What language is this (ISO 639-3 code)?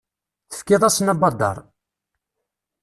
kab